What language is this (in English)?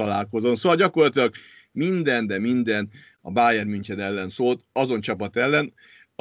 Hungarian